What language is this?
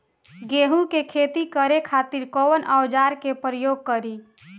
Bhojpuri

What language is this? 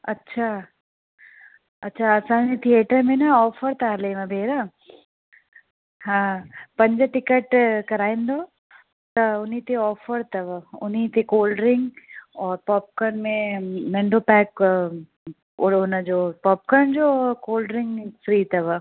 Sindhi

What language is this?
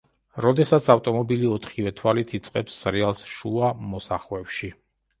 Georgian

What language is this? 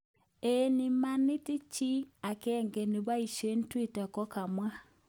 Kalenjin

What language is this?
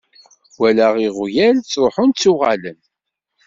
Kabyle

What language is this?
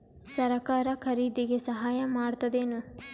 Kannada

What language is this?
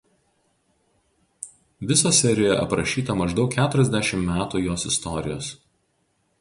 Lithuanian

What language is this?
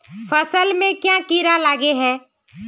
Magahi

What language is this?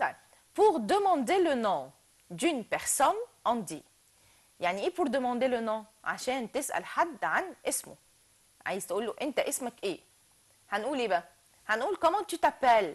Arabic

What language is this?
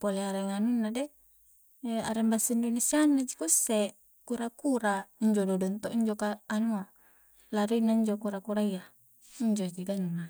Coastal Konjo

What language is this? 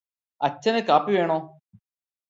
Malayalam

